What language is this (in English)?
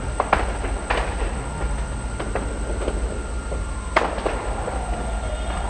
Romanian